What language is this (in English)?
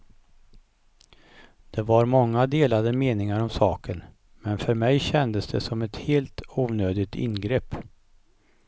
Swedish